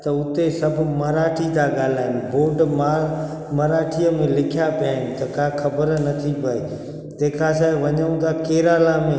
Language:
Sindhi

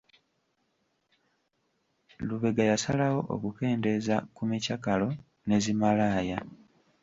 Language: Ganda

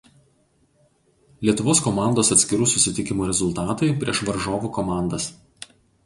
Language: Lithuanian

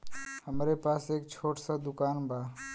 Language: Bhojpuri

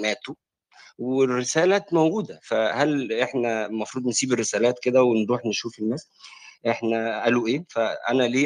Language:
Arabic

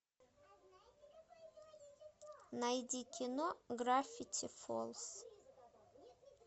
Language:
Russian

